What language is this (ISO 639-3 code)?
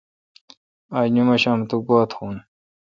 xka